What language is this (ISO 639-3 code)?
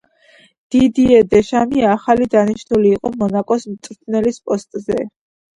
kat